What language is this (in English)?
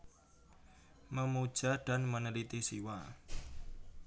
Javanese